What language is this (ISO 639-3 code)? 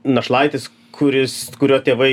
lit